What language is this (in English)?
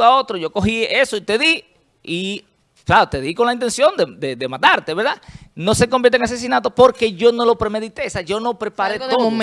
Spanish